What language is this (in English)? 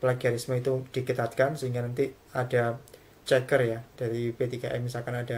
Indonesian